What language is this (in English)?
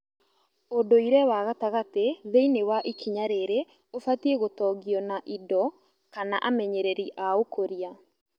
Kikuyu